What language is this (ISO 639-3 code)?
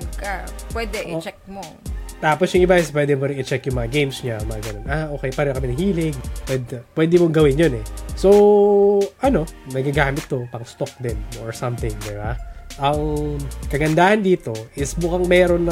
fil